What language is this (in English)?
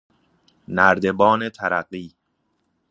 Persian